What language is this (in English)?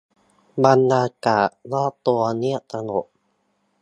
Thai